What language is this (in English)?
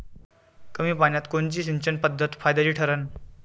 Marathi